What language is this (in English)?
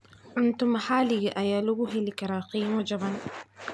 Somali